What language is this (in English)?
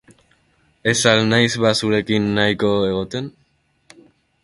Basque